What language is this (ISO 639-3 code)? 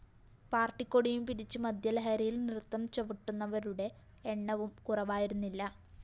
mal